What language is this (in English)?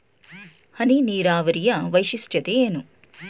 Kannada